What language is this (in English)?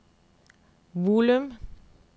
Norwegian